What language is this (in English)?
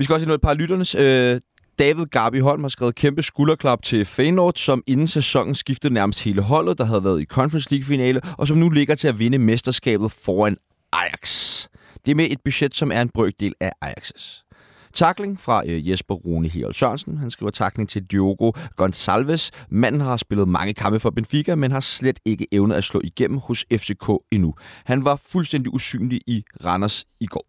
Danish